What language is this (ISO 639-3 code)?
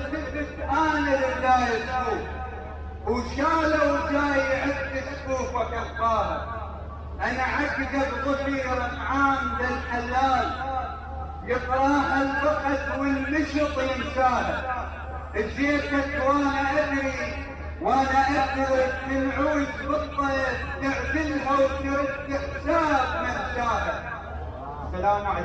ara